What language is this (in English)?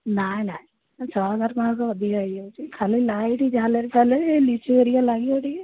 Odia